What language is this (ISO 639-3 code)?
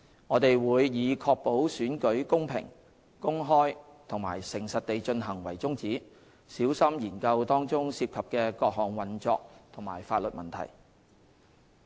yue